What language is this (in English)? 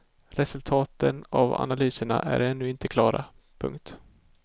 Swedish